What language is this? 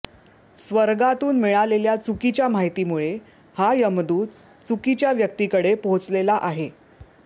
Marathi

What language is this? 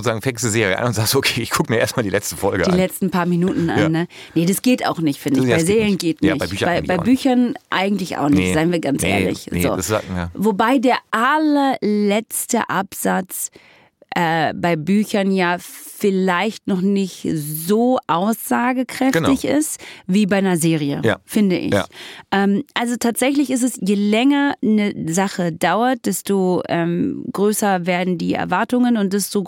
German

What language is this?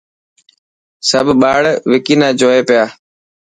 Dhatki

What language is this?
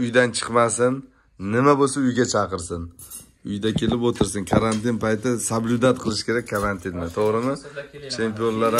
Turkish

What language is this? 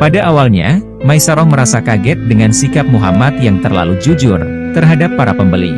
Indonesian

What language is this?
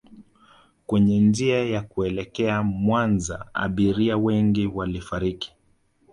Swahili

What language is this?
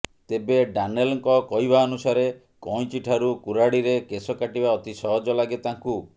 Odia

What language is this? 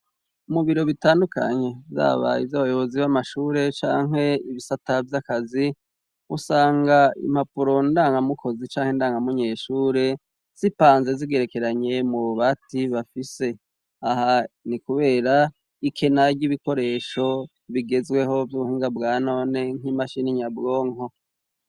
Rundi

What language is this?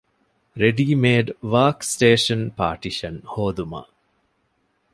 Divehi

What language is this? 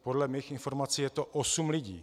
Czech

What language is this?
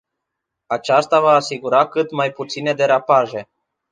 Romanian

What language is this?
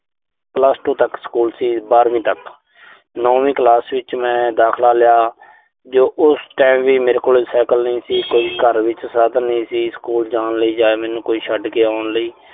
Punjabi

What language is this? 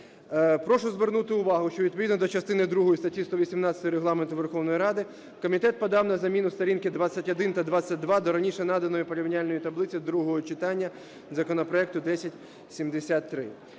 Ukrainian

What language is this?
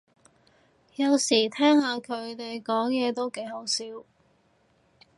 Cantonese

